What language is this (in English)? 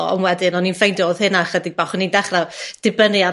Welsh